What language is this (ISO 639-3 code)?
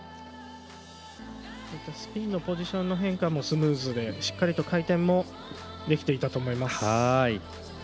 jpn